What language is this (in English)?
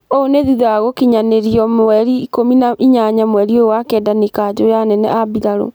Kikuyu